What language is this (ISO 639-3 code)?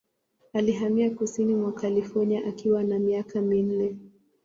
swa